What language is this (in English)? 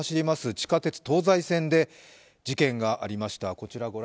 Japanese